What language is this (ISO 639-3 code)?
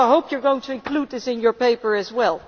eng